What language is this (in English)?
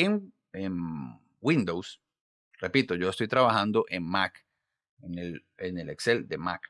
Spanish